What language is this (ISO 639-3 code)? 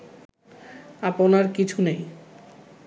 ben